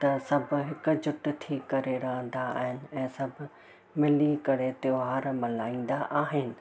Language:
Sindhi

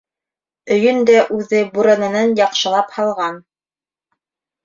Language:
Bashkir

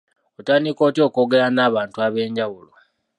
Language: Ganda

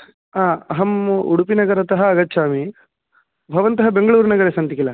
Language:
Sanskrit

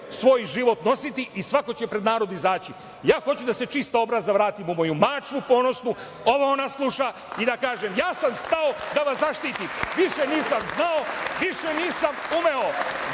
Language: Serbian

